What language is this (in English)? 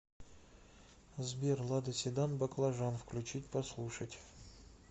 Russian